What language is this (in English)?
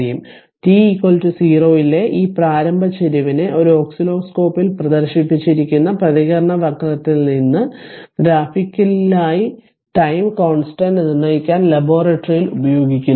Malayalam